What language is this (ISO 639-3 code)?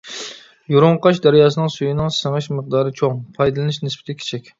uig